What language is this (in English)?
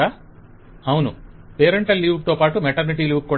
Telugu